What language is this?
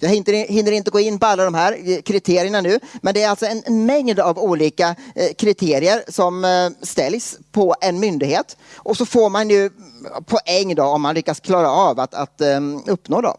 Swedish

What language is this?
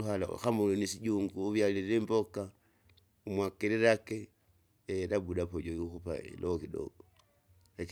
Kinga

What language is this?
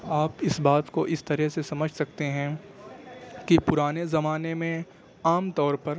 Urdu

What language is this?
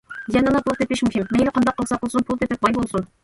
Uyghur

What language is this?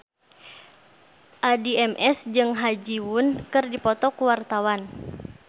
Sundanese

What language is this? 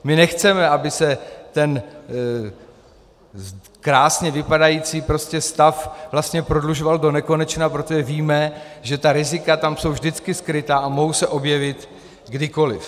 Czech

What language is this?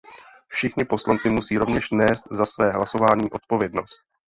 Czech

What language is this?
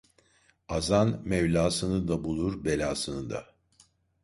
Turkish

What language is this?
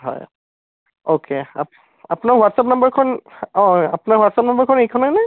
Assamese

